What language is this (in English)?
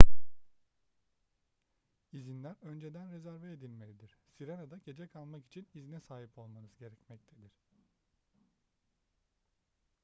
Turkish